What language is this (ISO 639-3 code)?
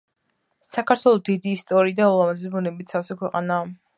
kat